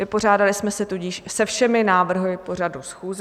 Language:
Czech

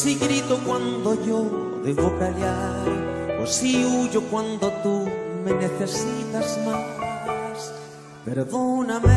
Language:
Spanish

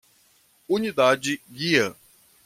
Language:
Portuguese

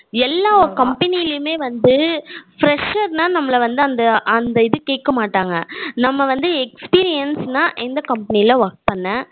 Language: Tamil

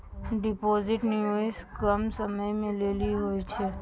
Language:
Maithili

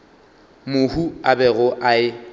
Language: Northern Sotho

